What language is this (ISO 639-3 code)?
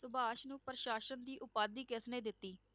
pan